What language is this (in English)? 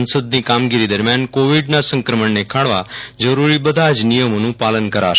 Gujarati